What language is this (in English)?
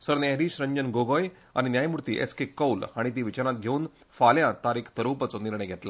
Konkani